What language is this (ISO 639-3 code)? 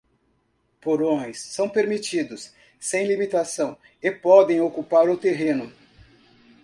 por